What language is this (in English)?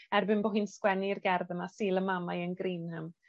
Welsh